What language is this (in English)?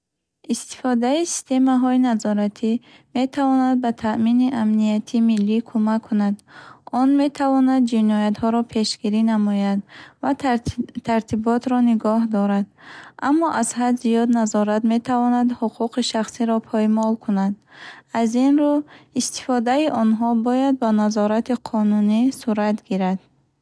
Bukharic